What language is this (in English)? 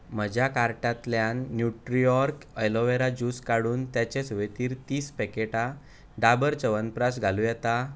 Konkani